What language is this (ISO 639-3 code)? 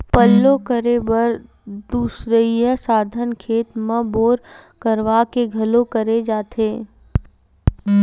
hne